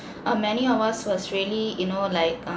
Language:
English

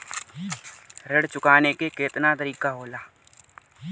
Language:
Bhojpuri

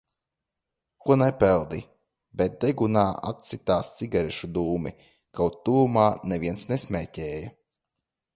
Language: Latvian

